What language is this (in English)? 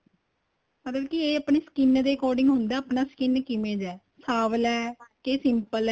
Punjabi